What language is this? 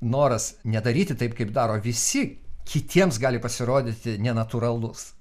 Lithuanian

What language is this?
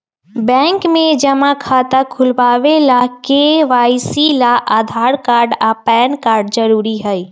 Magahi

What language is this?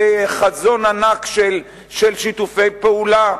Hebrew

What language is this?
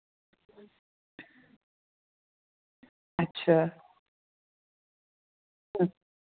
Dogri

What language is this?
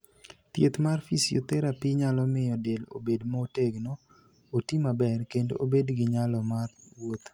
Luo (Kenya and Tanzania)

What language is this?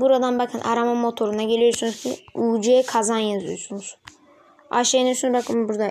Turkish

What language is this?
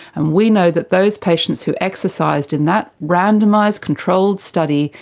English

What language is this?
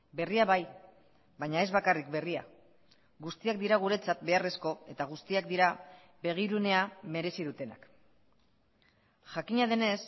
Basque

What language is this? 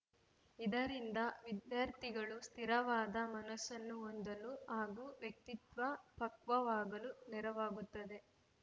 Kannada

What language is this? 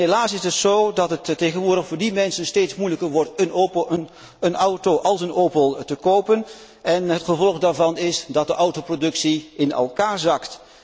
Dutch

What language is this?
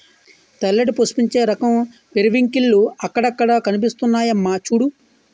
Telugu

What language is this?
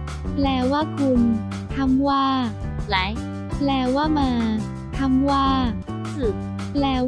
Thai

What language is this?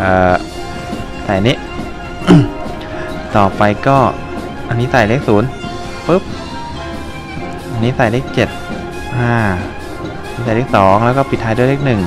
Thai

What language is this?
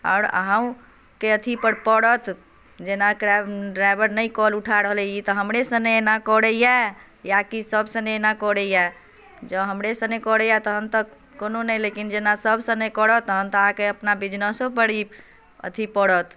Maithili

